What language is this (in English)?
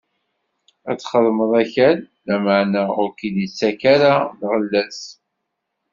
Kabyle